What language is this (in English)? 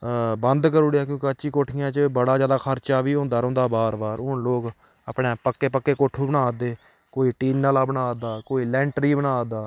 Dogri